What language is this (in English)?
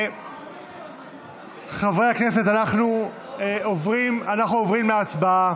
Hebrew